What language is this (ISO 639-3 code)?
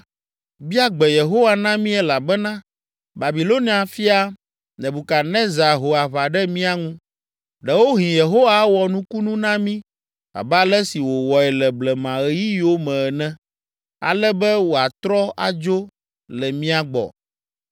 ewe